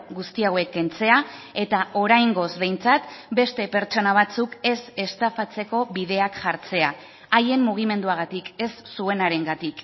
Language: Basque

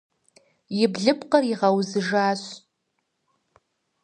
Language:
Kabardian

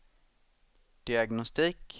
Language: Swedish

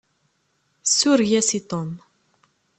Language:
Kabyle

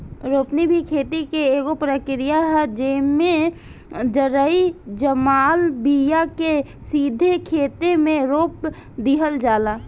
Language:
Bhojpuri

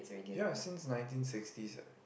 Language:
English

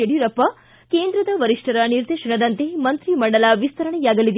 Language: Kannada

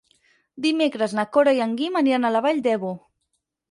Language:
Catalan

